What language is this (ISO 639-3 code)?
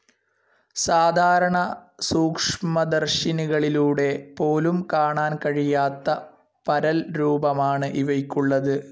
mal